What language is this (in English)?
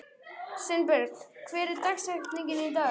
Icelandic